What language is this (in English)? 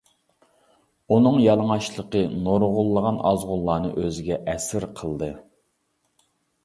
Uyghur